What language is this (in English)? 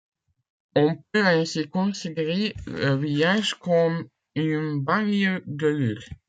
French